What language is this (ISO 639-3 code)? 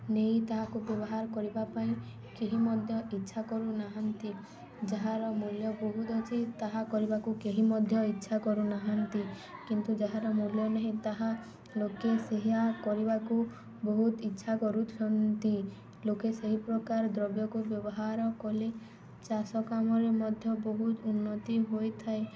ori